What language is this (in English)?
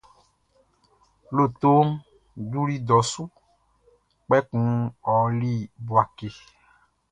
Baoulé